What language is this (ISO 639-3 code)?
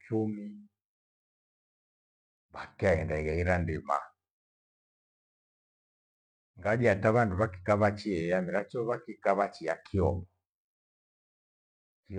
gwe